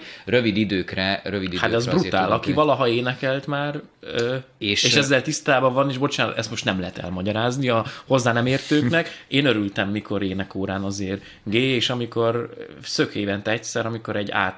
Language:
Hungarian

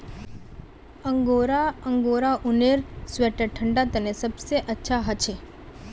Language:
Magahi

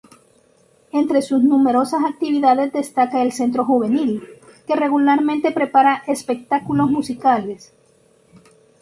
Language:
Spanish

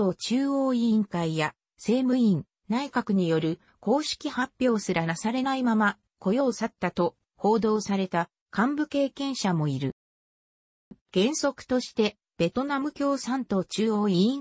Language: Japanese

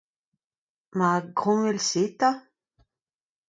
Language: Breton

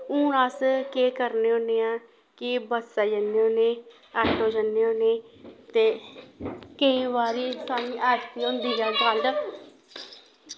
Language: Dogri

